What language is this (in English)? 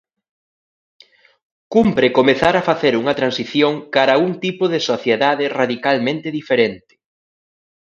Galician